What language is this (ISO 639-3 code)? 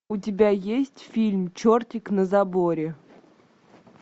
rus